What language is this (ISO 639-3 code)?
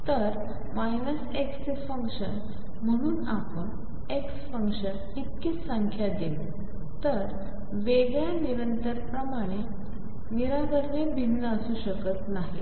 mar